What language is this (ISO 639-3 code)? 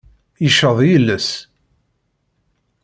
kab